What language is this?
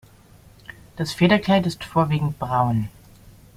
German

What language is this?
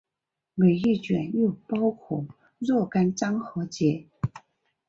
Chinese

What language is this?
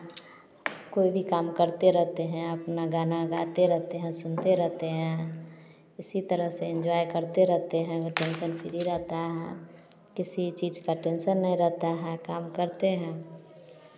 Hindi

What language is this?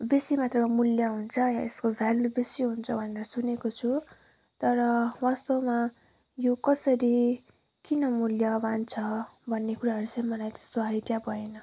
Nepali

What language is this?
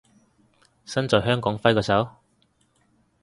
Cantonese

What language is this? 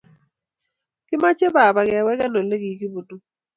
Kalenjin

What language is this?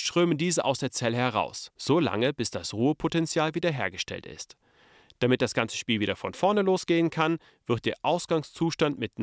German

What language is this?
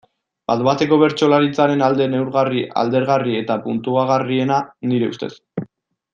Basque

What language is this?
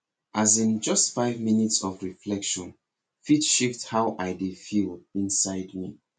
Nigerian Pidgin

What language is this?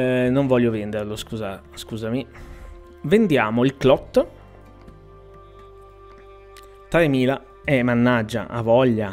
Italian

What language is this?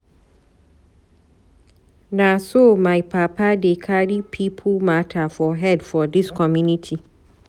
Nigerian Pidgin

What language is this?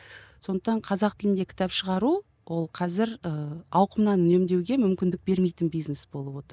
Kazakh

